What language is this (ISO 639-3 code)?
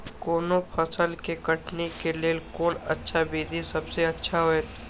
mai